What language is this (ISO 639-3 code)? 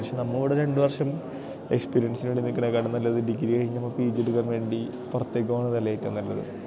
mal